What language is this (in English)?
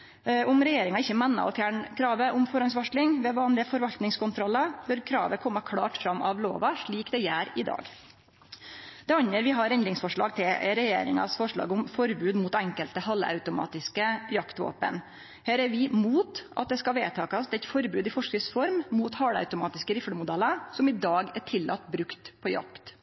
Norwegian Nynorsk